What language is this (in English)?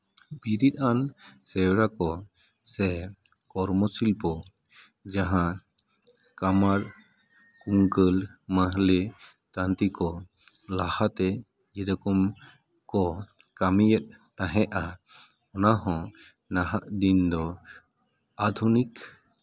Santali